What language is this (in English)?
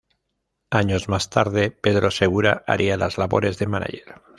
Spanish